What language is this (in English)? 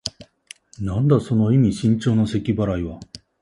Japanese